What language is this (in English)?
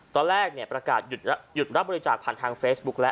Thai